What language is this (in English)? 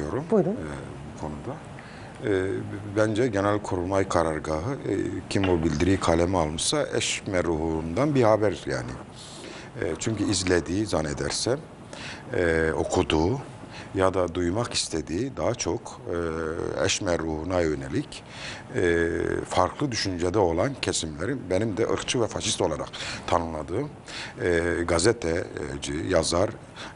Turkish